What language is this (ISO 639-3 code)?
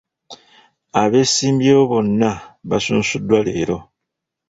lug